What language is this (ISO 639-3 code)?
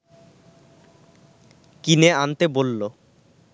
ben